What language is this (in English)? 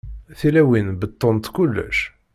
Kabyle